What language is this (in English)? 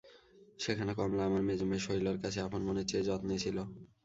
Bangla